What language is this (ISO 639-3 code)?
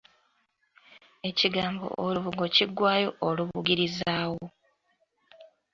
lug